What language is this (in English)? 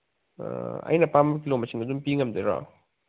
Manipuri